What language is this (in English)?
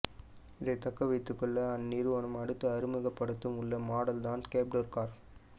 Tamil